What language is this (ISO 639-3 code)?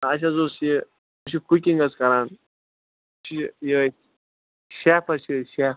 kas